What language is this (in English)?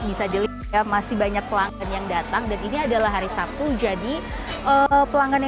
Indonesian